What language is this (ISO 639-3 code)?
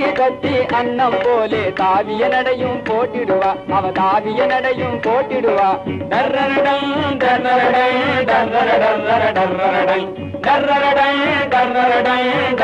tha